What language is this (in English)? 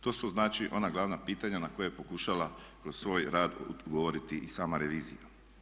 Croatian